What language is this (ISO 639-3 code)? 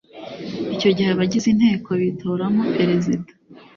kin